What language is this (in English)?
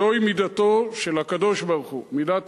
Hebrew